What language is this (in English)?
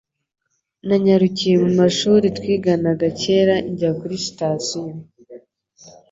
Kinyarwanda